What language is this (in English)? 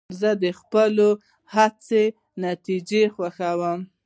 Pashto